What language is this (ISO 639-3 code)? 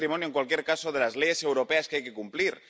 spa